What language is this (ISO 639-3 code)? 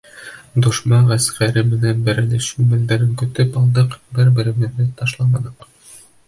bak